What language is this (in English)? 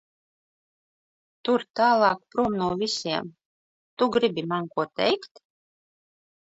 Latvian